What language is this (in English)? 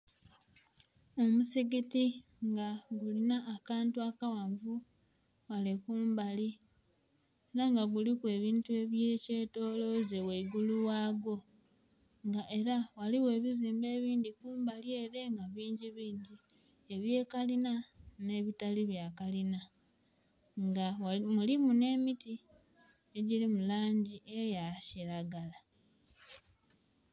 Soga